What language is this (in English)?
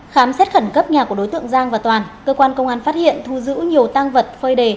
Vietnamese